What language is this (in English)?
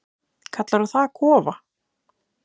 Icelandic